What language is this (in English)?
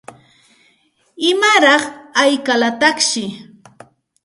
Santa Ana de Tusi Pasco Quechua